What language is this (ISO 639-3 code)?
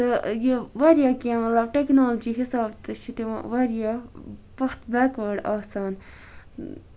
kas